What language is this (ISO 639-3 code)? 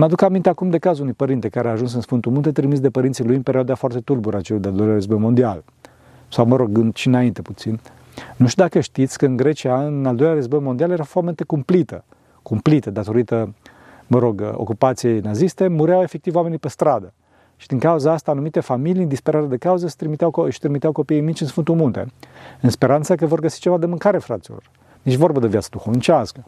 ron